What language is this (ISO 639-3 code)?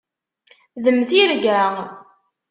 kab